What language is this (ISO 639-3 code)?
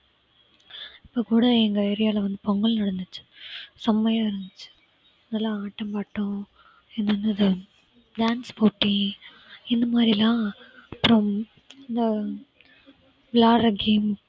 tam